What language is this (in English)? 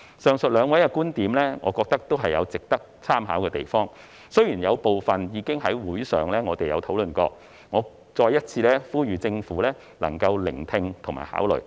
Cantonese